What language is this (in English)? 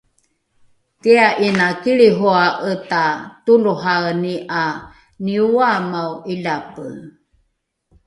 Rukai